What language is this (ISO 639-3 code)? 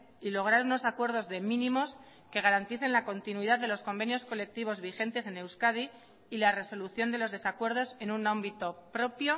spa